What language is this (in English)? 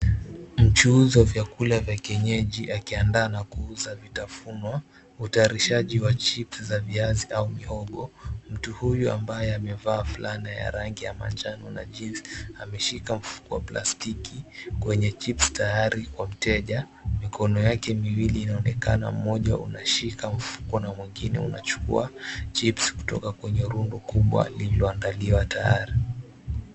Swahili